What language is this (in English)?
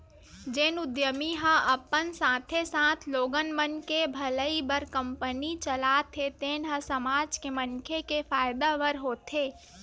Chhattisgarhi